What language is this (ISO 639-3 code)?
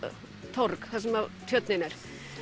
isl